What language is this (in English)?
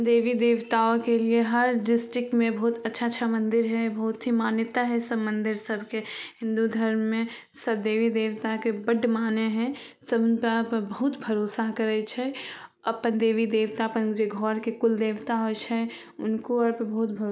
Maithili